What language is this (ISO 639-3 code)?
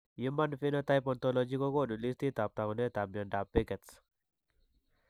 kln